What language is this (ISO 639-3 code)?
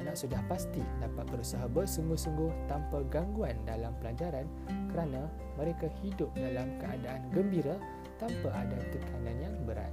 msa